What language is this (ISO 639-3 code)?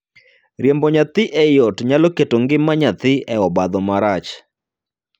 luo